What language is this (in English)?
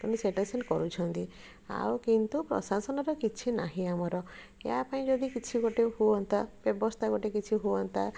Odia